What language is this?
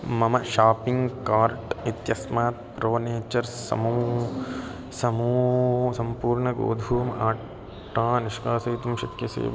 Sanskrit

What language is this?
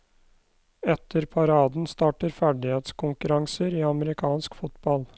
Norwegian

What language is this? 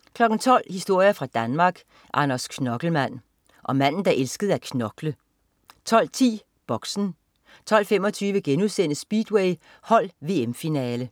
Danish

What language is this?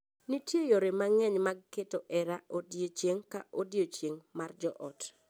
Luo (Kenya and Tanzania)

